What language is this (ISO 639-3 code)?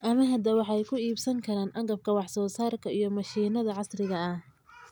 som